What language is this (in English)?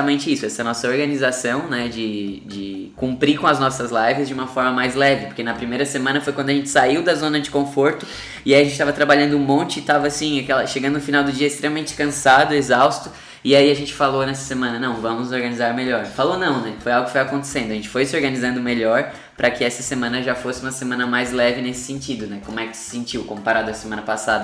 Portuguese